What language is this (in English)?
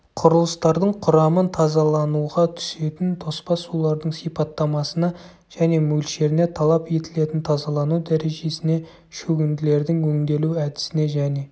Kazakh